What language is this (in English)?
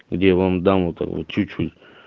Russian